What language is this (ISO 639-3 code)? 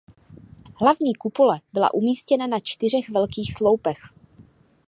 ces